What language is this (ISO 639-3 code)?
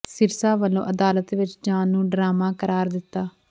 pan